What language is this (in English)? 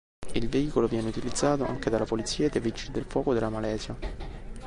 Italian